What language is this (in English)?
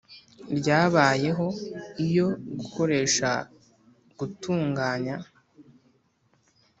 Kinyarwanda